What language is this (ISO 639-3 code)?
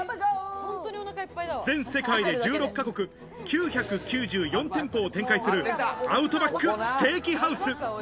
jpn